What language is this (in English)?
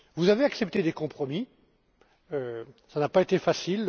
French